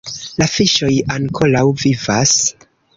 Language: Esperanto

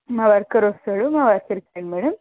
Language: Telugu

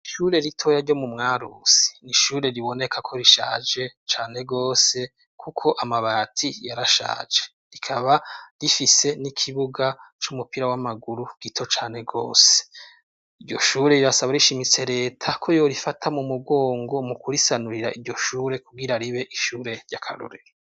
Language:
Rundi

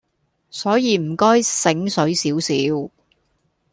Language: Cantonese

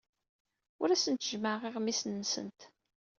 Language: Kabyle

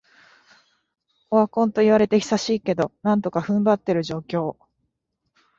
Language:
Japanese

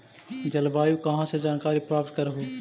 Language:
Magahi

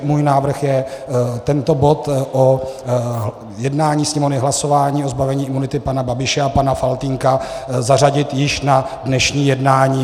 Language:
Czech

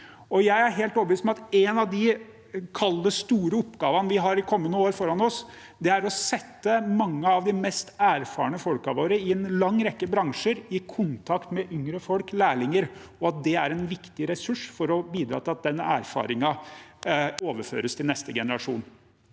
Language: Norwegian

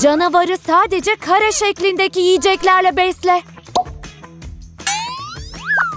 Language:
Turkish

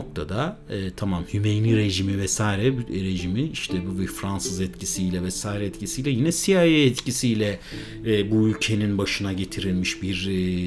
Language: Turkish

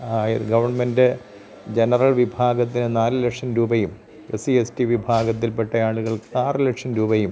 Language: Malayalam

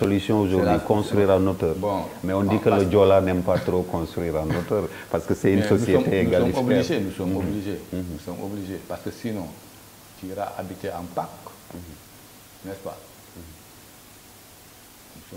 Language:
French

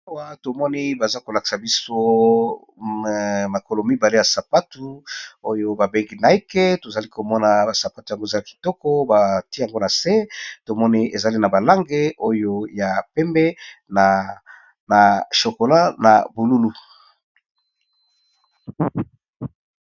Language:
Lingala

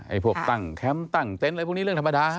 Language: Thai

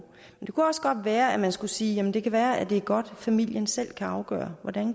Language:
Danish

